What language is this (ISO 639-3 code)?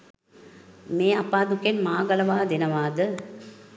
sin